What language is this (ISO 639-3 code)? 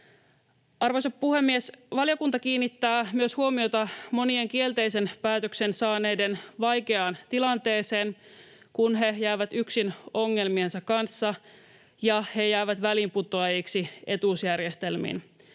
fin